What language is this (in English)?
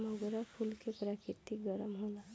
Bhojpuri